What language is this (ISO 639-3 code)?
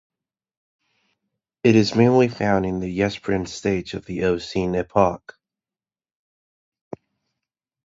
eng